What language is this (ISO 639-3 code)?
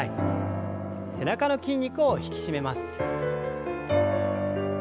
jpn